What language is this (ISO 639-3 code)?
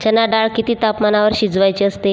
mar